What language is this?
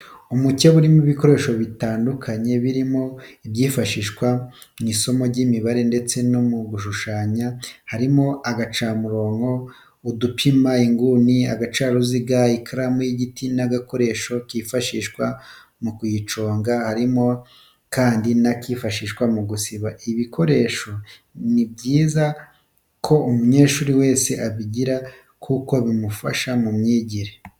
Kinyarwanda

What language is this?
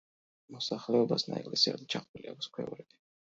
Georgian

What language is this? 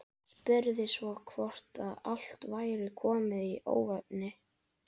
Icelandic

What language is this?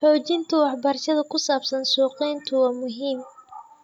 Somali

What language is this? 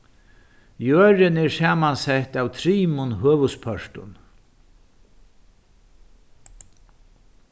Faroese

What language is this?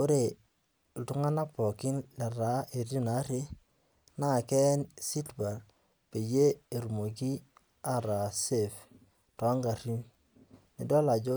Masai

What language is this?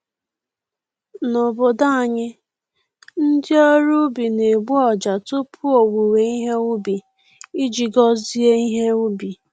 Igbo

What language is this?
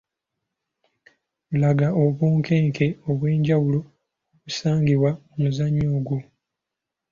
Ganda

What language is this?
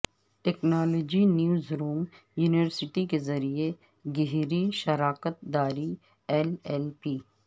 Urdu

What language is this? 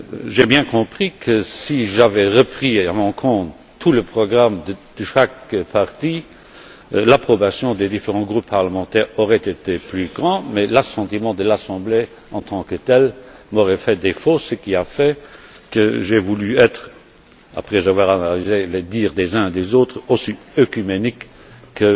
French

